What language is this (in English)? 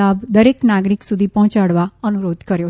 Gujarati